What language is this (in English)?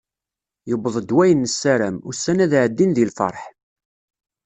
Kabyle